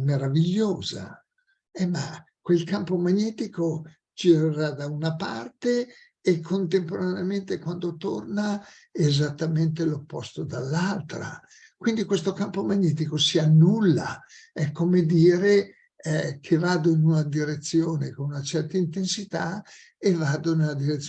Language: Italian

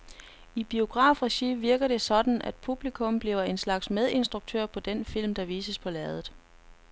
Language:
Danish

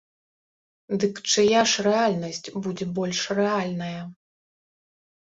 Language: Belarusian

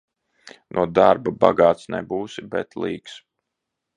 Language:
Latvian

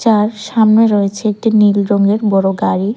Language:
Bangla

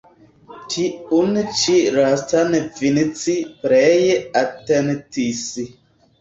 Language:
Esperanto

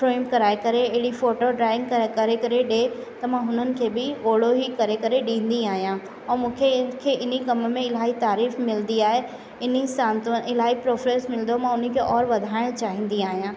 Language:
Sindhi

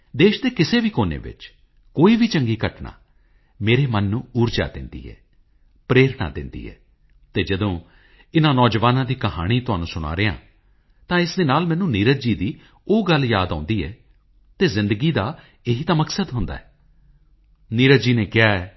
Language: Punjabi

